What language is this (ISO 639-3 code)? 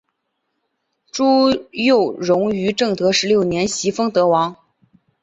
zho